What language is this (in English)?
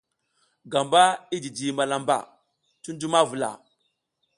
South Giziga